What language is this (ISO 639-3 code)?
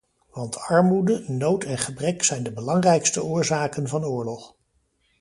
nld